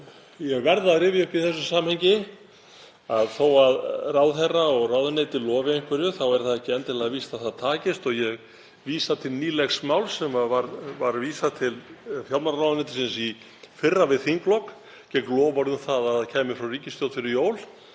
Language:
Icelandic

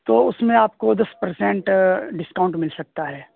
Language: Urdu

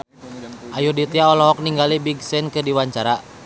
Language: Sundanese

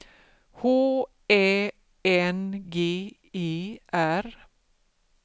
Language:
Swedish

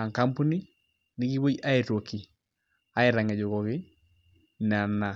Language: Masai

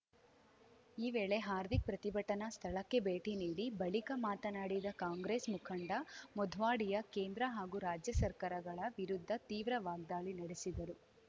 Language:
Kannada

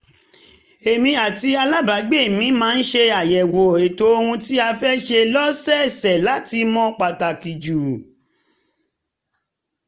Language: Yoruba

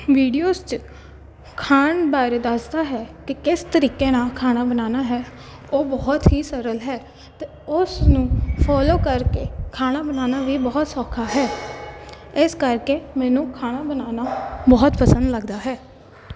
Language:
Punjabi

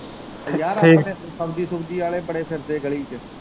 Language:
Punjabi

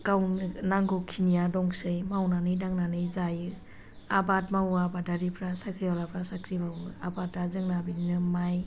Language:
Bodo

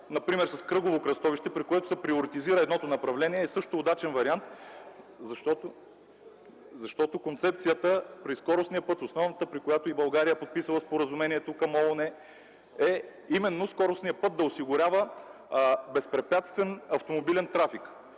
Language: Bulgarian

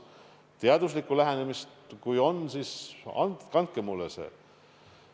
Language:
Estonian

